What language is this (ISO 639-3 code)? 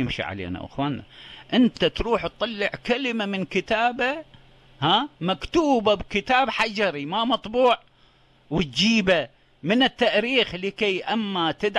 ara